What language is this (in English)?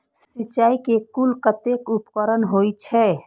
Maithili